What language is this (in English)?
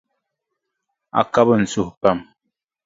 Dagbani